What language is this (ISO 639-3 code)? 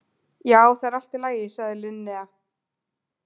isl